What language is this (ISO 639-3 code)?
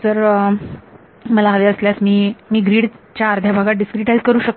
mar